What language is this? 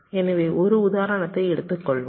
Tamil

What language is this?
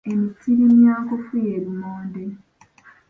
Ganda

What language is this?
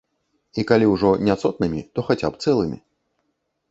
Belarusian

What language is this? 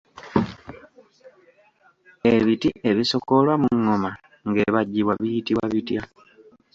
Ganda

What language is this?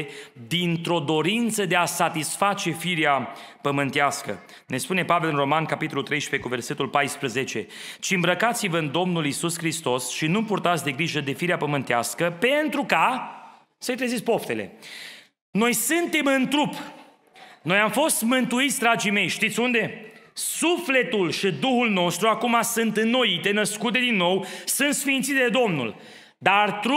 Romanian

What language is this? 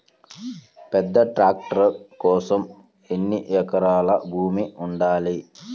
Telugu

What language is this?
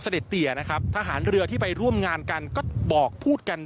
Thai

